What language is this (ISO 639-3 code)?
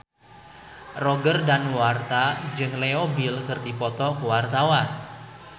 sun